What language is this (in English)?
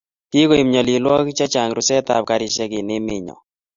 Kalenjin